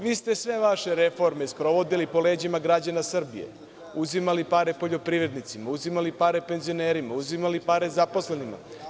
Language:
Serbian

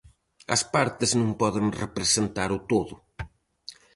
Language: Galician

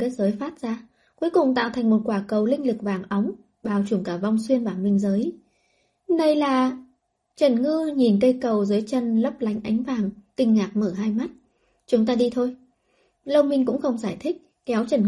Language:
Vietnamese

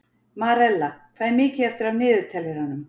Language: Icelandic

